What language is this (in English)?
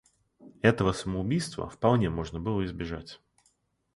Russian